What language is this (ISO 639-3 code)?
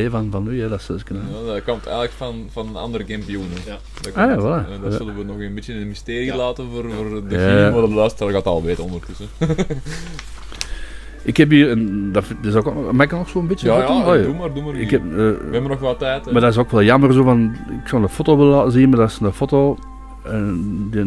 nld